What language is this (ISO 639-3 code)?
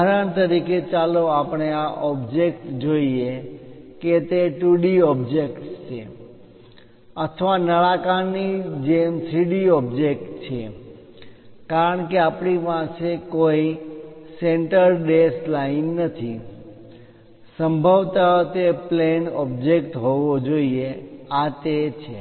guj